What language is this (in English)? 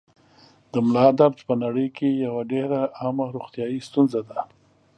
Pashto